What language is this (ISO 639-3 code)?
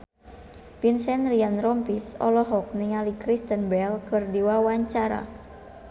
sun